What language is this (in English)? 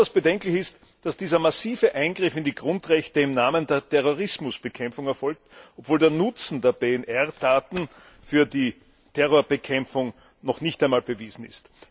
German